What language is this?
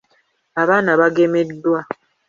Ganda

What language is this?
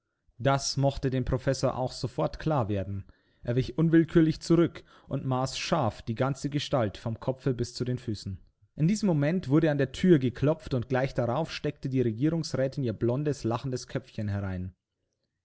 German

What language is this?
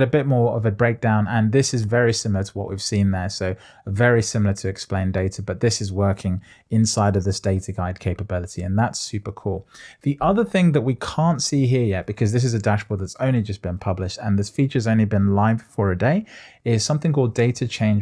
English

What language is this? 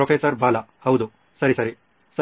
Kannada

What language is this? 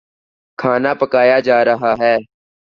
Urdu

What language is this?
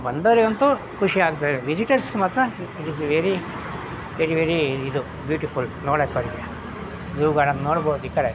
Kannada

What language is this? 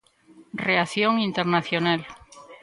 Galician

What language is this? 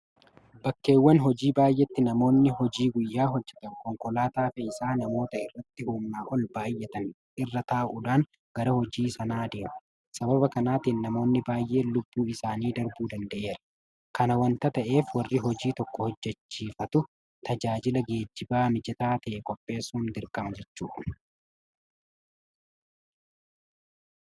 Oromo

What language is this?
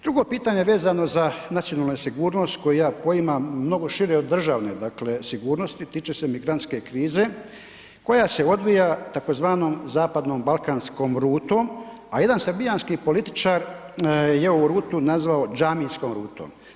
Croatian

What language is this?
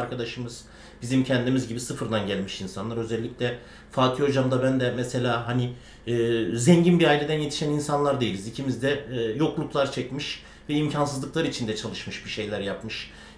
Turkish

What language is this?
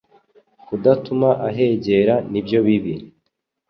Kinyarwanda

